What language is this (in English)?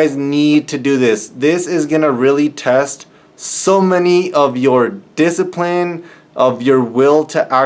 English